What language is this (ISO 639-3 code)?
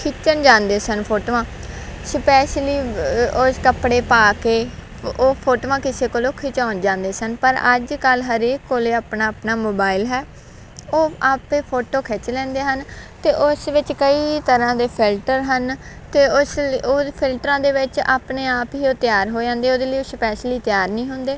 pan